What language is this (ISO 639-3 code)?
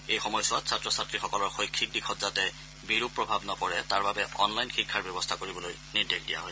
asm